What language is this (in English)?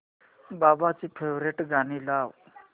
Marathi